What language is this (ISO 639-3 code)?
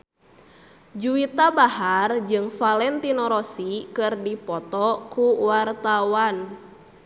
sun